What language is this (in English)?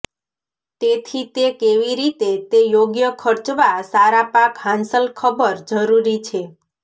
Gujarati